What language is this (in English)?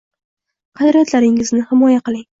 Uzbek